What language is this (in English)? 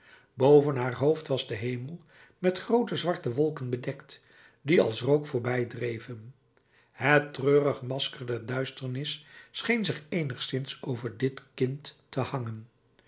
Dutch